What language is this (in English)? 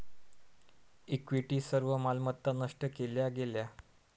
Marathi